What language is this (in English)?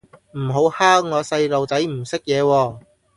Cantonese